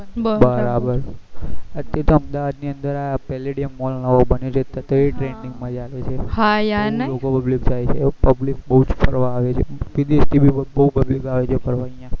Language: Gujarati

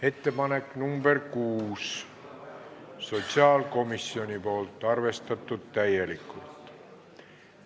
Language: Estonian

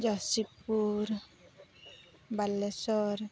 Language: Santali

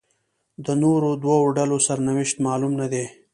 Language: Pashto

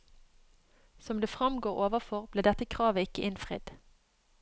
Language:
Norwegian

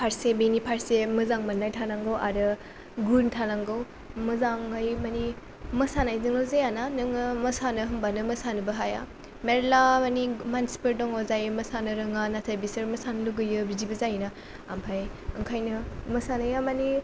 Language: Bodo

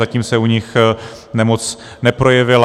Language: Czech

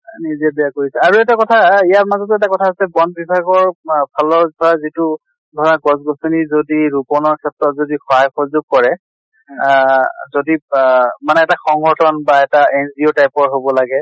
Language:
Assamese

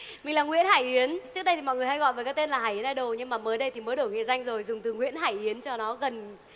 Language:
Vietnamese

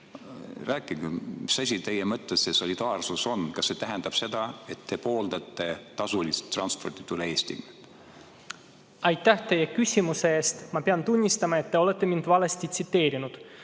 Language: Estonian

